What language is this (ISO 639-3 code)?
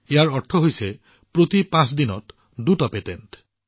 asm